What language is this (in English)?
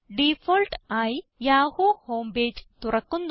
Malayalam